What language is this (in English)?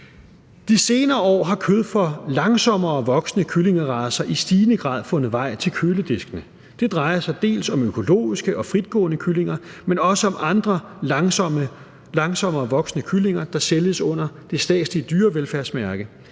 Danish